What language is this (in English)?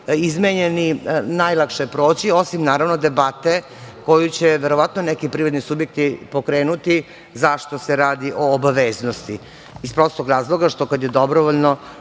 Serbian